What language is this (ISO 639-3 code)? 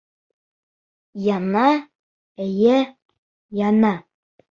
bak